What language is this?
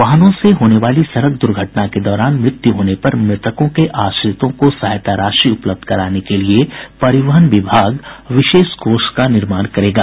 Hindi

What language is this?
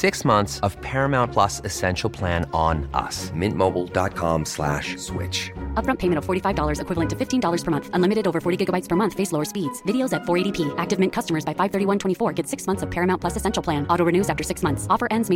Swedish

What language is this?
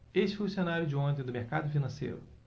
Portuguese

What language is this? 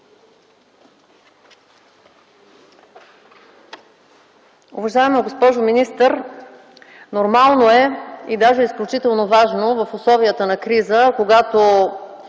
Bulgarian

